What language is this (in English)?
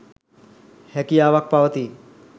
Sinhala